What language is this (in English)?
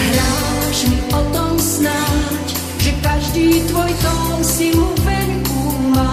Romanian